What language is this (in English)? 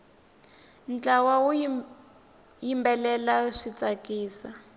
Tsonga